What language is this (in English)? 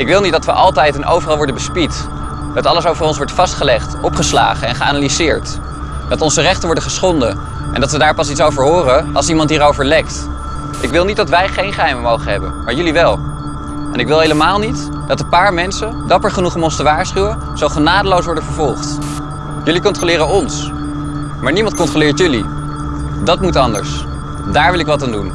Dutch